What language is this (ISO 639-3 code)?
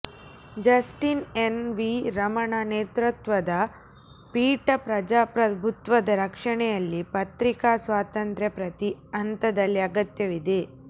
kan